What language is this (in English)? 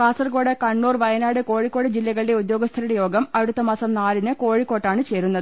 Malayalam